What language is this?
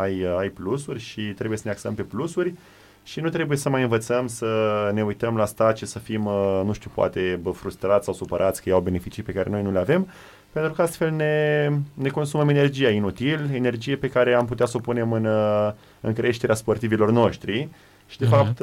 Romanian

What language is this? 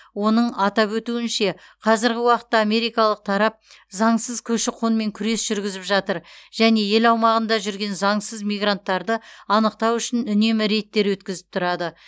Kazakh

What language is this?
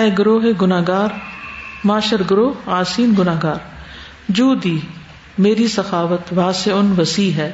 Urdu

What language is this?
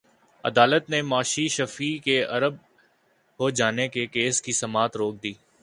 Urdu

